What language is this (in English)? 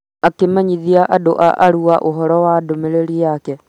Kikuyu